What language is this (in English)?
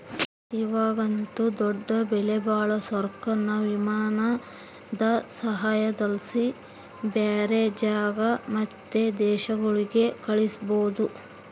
Kannada